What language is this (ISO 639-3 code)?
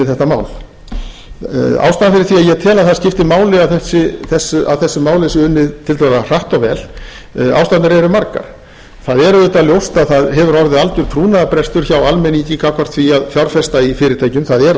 isl